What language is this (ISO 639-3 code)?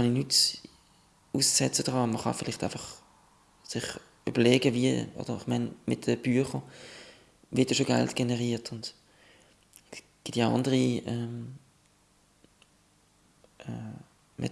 deu